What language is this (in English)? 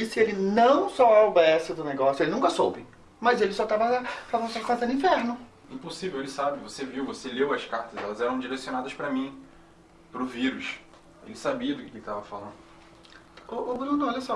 Portuguese